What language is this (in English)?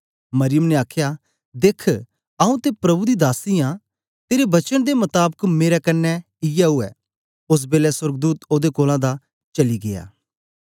Dogri